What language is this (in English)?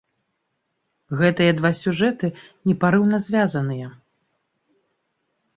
Belarusian